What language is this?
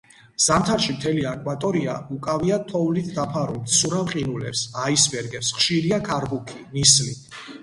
Georgian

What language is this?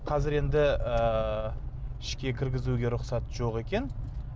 Kazakh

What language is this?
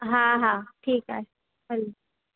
Sindhi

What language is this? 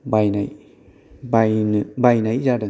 Bodo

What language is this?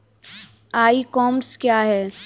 Hindi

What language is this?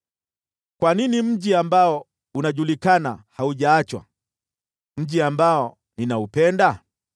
Swahili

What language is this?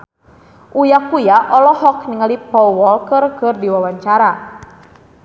Sundanese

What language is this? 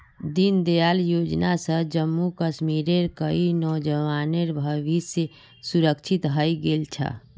Magahi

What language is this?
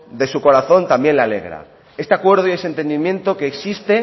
Spanish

